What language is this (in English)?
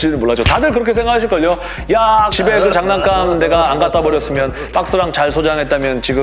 Korean